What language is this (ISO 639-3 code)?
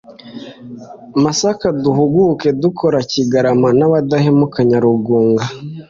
kin